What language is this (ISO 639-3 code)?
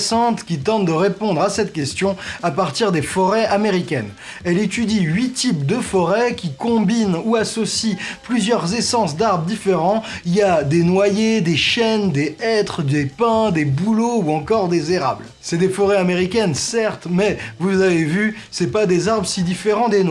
fra